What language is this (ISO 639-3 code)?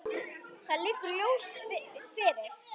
isl